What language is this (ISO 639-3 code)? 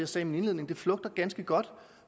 dan